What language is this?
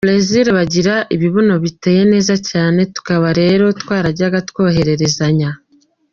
Kinyarwanda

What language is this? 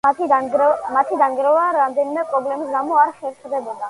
Georgian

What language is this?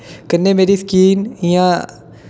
Dogri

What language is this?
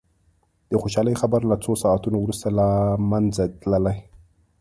Pashto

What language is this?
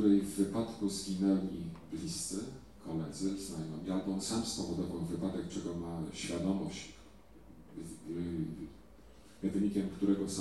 Polish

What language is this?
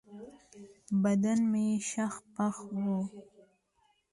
Pashto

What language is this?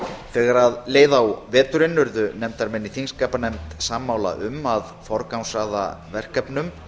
Icelandic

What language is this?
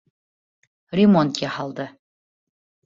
Bashkir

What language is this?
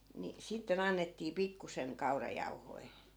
Finnish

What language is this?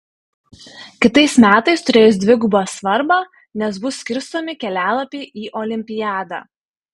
Lithuanian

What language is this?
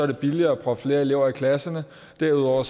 Danish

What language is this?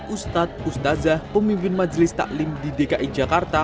Indonesian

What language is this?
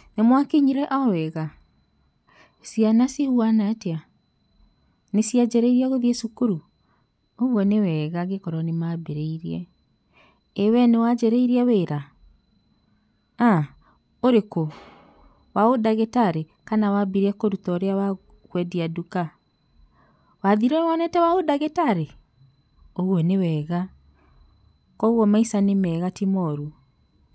Kikuyu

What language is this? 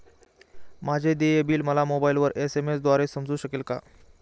Marathi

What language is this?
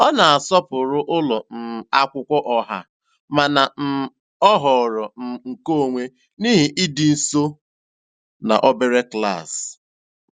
Igbo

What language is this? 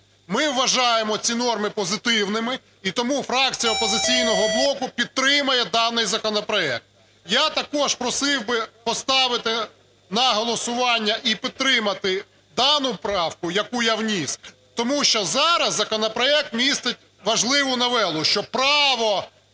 Ukrainian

